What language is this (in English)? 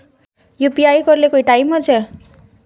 Magahi